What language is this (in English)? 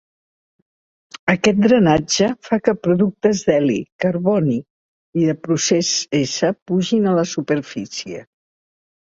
Catalan